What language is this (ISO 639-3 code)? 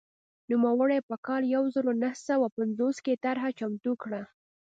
pus